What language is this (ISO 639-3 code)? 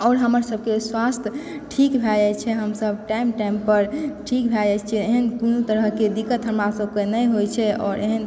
mai